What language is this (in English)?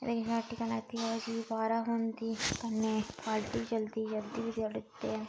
Dogri